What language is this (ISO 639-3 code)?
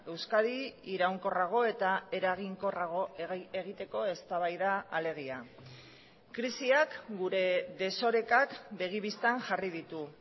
eus